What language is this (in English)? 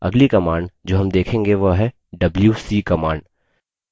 Hindi